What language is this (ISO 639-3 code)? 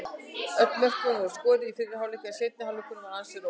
isl